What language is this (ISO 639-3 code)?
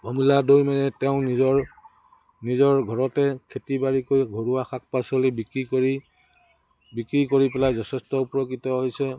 asm